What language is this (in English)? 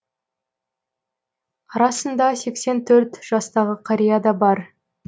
Kazakh